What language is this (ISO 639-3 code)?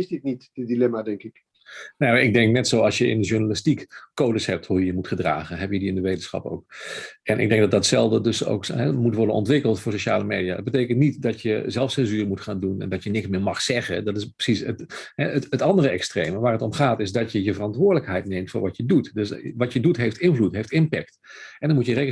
nld